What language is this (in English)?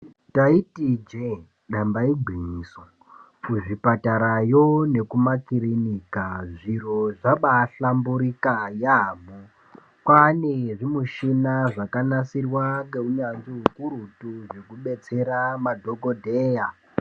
Ndau